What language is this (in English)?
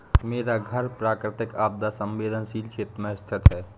Hindi